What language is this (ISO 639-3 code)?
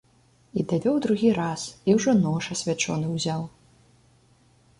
bel